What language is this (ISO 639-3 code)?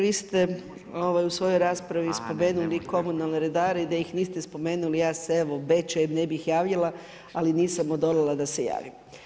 hrv